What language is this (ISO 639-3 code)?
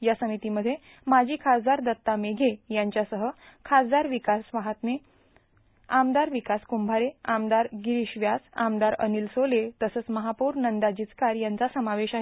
mar